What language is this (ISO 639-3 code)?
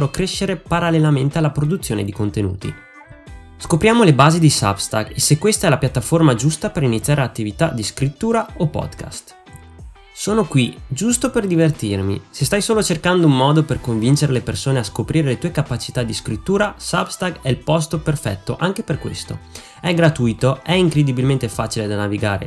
ita